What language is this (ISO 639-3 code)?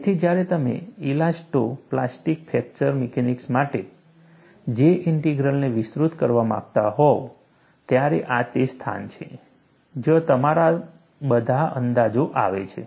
guj